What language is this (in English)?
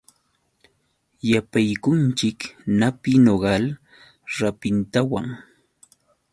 Yauyos Quechua